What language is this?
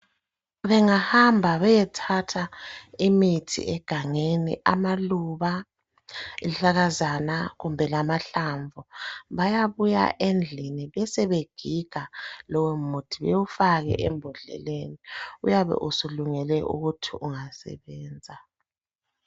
North Ndebele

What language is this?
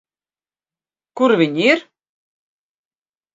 Latvian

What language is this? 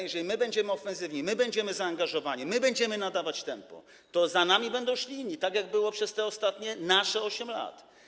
Polish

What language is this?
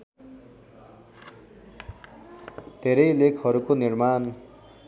Nepali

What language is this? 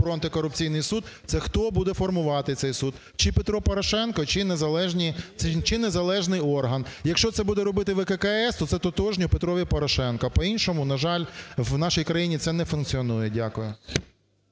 Ukrainian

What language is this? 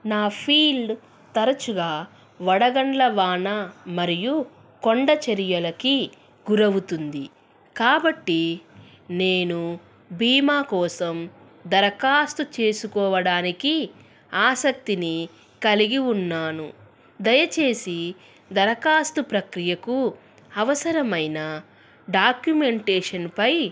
Telugu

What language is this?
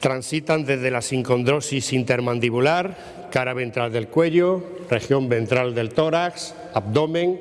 Spanish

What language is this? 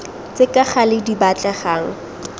Tswana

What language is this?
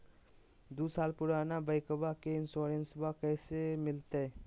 Magahi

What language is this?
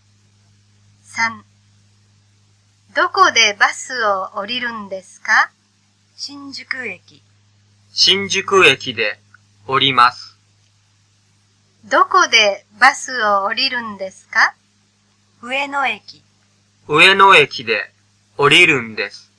Japanese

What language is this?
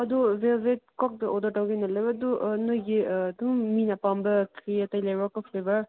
Manipuri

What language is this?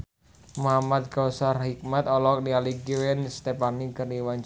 Sundanese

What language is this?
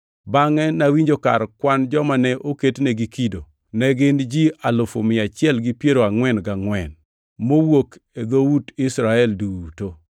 Luo (Kenya and Tanzania)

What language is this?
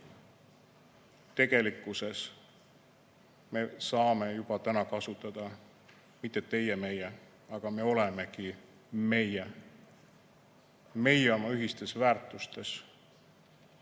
Estonian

